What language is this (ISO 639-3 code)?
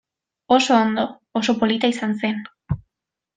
eus